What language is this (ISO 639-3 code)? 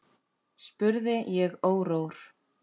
isl